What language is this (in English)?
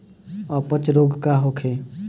Bhojpuri